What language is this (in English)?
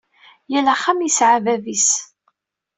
Kabyle